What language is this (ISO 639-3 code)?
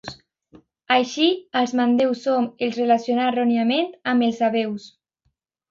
cat